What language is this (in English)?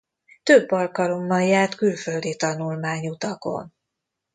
Hungarian